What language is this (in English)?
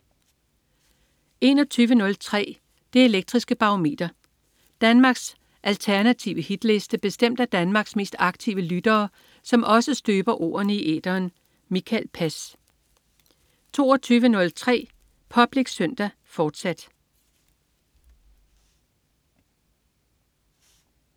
Danish